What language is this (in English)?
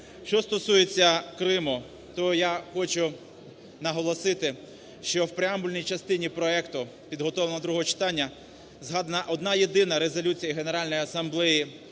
Ukrainian